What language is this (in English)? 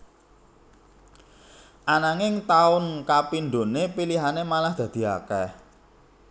Javanese